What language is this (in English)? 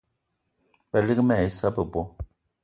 Eton (Cameroon)